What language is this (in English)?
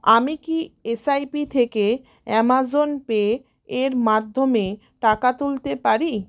Bangla